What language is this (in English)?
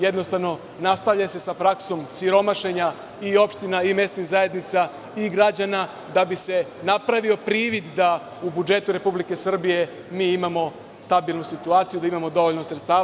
Serbian